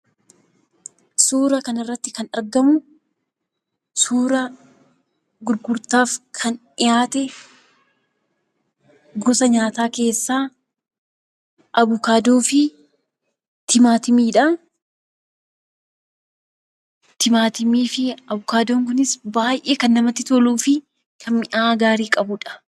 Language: Oromo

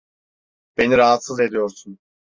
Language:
Turkish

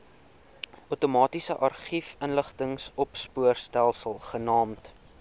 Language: Afrikaans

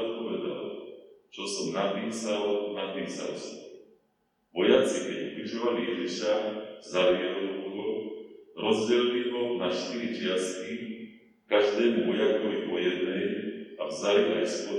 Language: Slovak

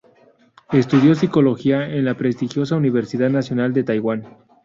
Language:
Spanish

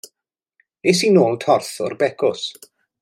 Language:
Welsh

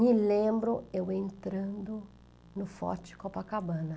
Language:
Portuguese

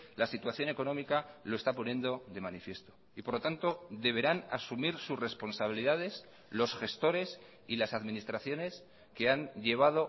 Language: Spanish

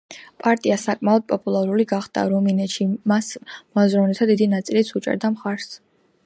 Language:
Georgian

